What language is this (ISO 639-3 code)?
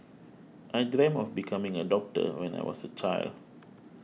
eng